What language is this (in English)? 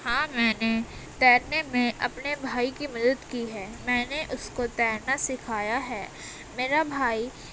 Urdu